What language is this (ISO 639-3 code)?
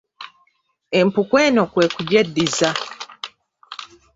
lug